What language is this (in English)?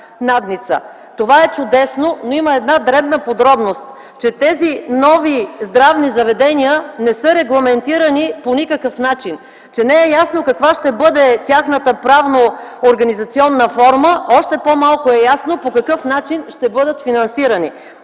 Bulgarian